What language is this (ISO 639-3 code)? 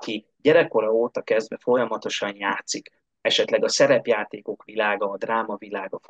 hun